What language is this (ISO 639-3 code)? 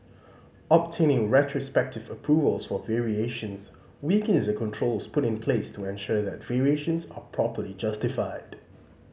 eng